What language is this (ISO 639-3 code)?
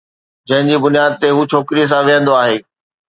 snd